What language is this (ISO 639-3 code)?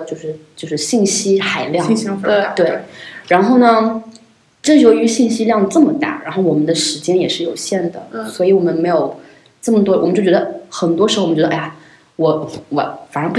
zho